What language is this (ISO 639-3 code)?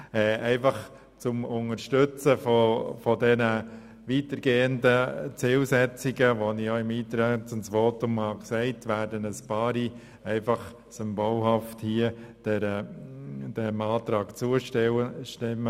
gsw